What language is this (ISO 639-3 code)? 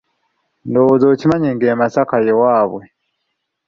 lug